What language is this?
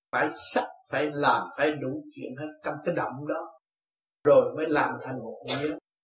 Vietnamese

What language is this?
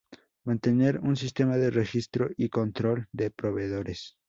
Spanish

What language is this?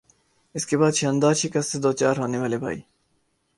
Urdu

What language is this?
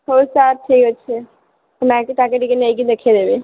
Odia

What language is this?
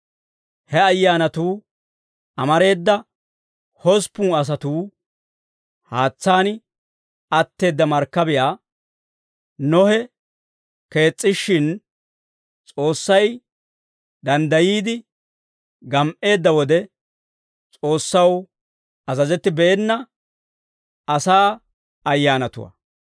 Dawro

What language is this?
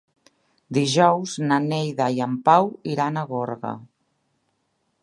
Catalan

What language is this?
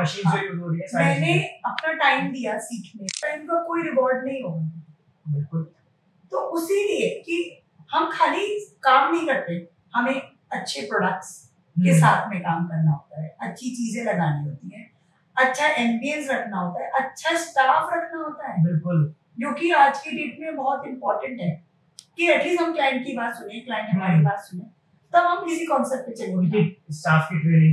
Hindi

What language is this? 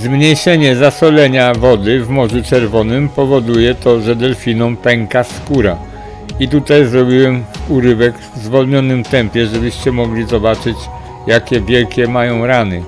Polish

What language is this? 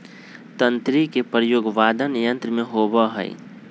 Magahi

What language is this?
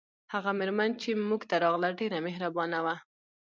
Pashto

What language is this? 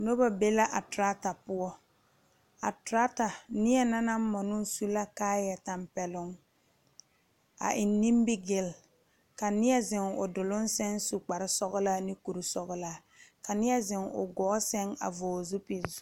Southern Dagaare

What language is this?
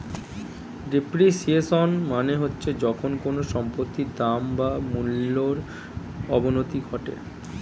Bangla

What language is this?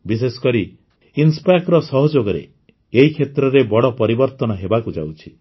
Odia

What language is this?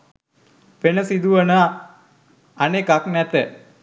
Sinhala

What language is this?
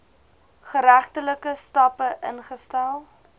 Afrikaans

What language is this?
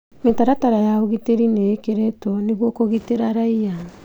Kikuyu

